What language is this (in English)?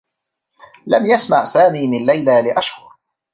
Arabic